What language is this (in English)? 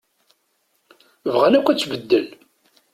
Kabyle